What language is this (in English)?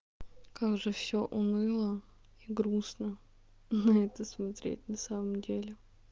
Russian